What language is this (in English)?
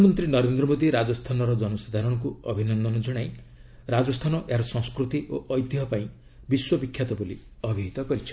Odia